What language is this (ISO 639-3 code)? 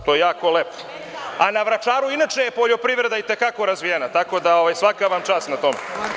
srp